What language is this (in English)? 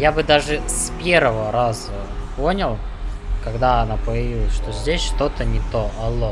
Russian